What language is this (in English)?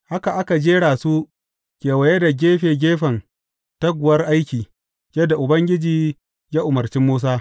Hausa